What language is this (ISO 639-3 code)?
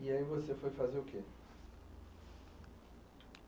por